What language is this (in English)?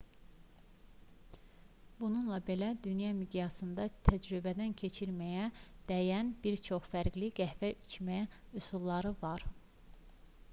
Azerbaijani